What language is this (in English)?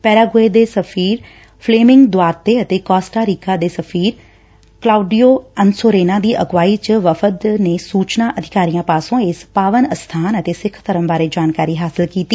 Punjabi